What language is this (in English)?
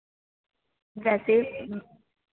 Punjabi